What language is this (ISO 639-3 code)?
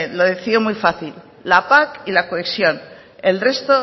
spa